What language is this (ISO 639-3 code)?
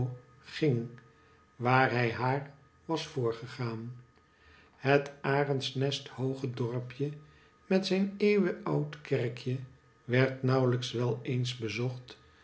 nld